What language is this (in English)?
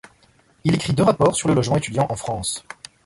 French